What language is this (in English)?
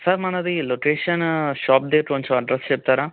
Telugu